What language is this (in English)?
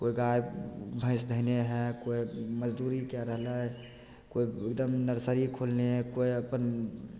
Maithili